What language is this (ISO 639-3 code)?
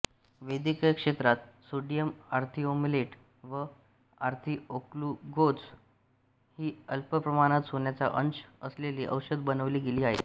mar